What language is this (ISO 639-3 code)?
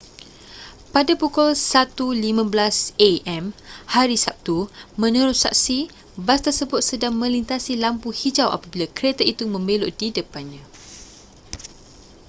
msa